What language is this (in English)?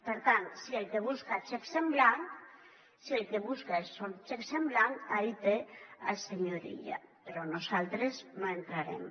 Catalan